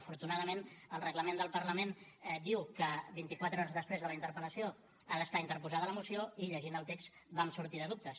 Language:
Catalan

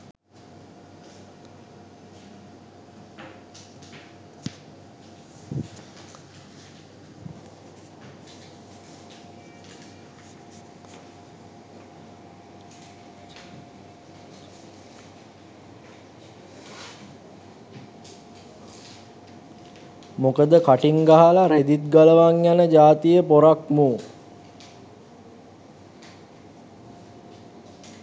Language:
Sinhala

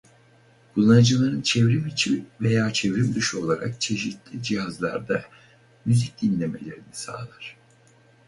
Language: Turkish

